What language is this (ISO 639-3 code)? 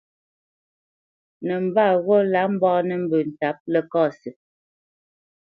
bce